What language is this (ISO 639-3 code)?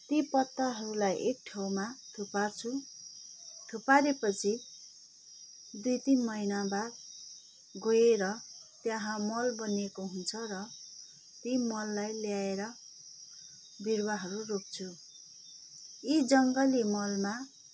nep